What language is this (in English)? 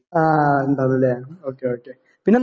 Malayalam